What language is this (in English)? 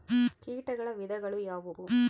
Kannada